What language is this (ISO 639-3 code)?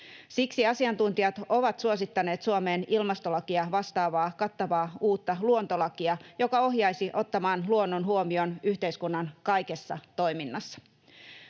fin